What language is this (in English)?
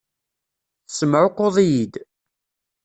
Kabyle